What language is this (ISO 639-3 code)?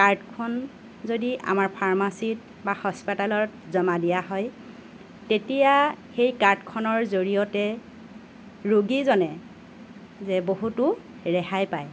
asm